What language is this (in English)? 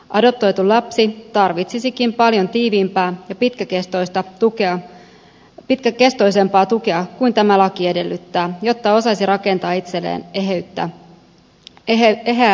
Finnish